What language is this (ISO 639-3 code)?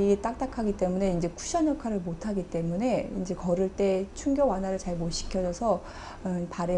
kor